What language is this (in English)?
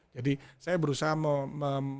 Indonesian